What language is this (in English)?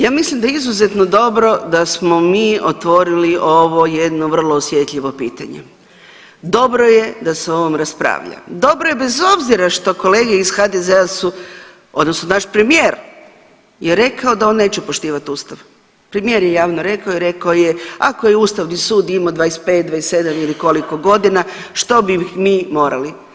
Croatian